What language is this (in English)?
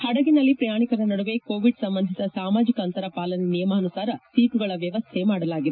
Kannada